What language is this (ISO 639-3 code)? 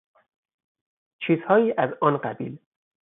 fas